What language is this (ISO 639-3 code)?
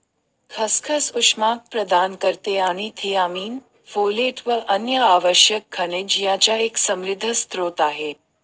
mar